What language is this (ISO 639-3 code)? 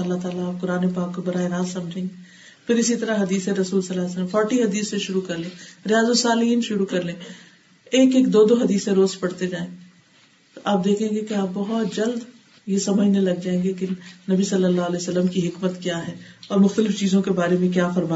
urd